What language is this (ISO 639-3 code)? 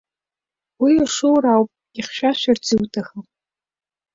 abk